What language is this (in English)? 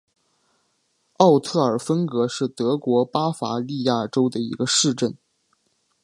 Chinese